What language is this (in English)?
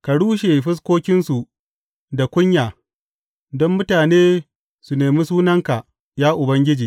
Hausa